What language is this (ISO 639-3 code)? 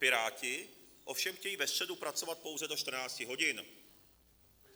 ces